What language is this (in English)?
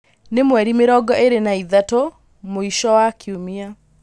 Kikuyu